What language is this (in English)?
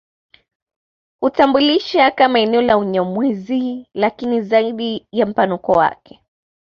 Swahili